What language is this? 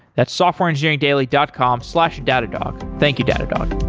English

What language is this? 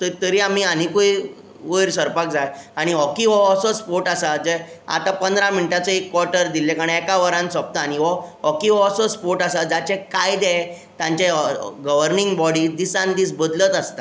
Konkani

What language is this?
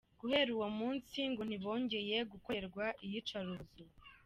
Kinyarwanda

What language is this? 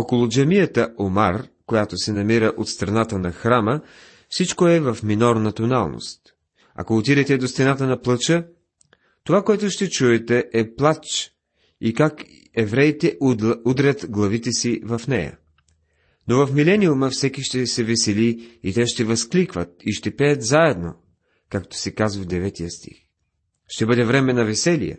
Bulgarian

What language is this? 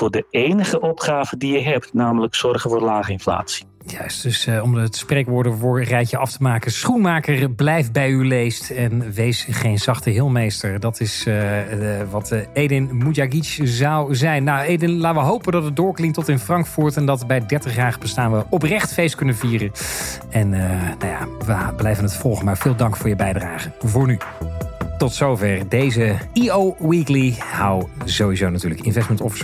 Dutch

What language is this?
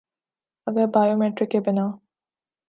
Urdu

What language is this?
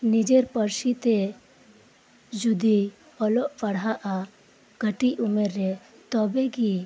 Santali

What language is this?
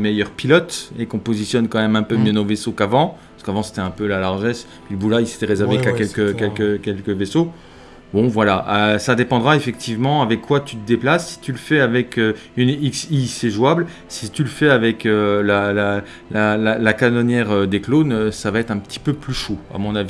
French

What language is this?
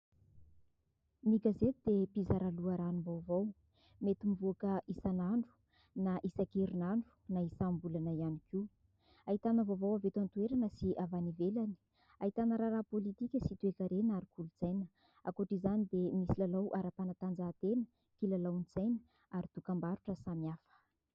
Malagasy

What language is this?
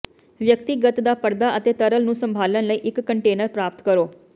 Punjabi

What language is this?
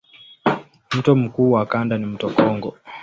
Swahili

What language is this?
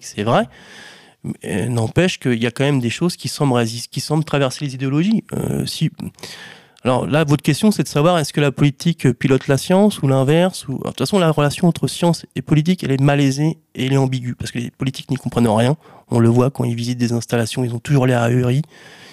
French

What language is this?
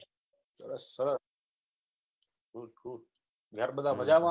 Gujarati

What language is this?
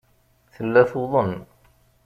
Kabyle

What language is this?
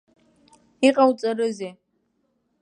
Abkhazian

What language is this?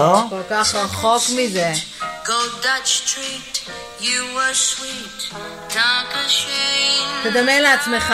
Hebrew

